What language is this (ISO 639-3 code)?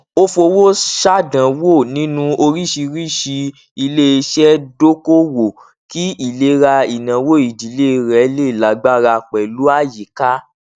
yor